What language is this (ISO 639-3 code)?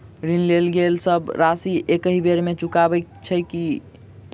mai